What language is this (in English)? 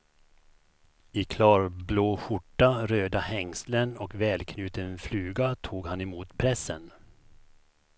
Swedish